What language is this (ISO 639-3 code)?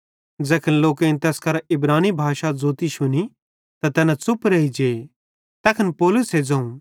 bhd